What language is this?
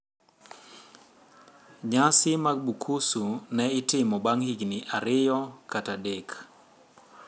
Luo (Kenya and Tanzania)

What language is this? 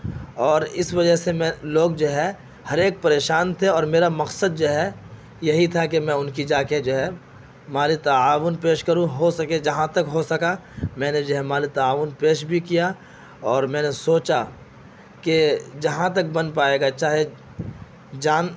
Urdu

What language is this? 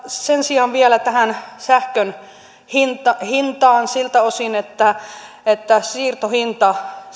Finnish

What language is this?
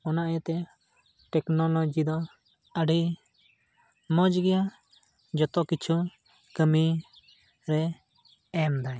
Santali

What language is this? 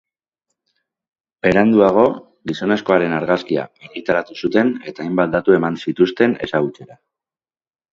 Basque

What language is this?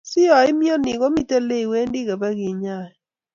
Kalenjin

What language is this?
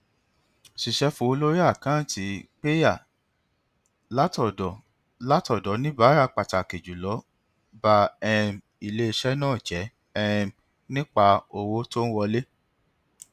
Yoruba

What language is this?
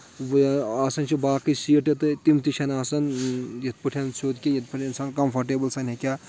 Kashmiri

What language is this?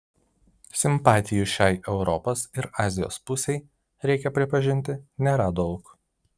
Lithuanian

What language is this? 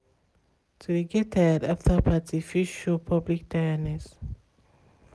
Nigerian Pidgin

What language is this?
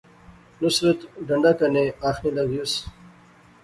Pahari-Potwari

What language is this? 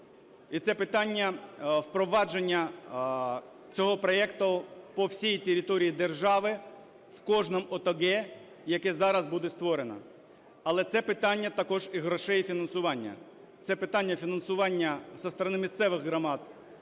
Ukrainian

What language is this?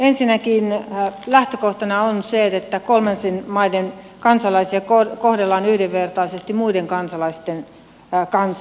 Finnish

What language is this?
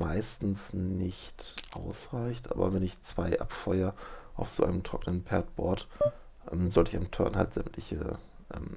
German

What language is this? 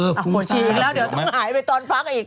Thai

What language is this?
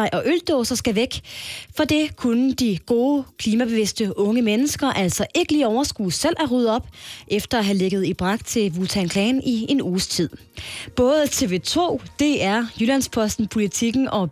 Danish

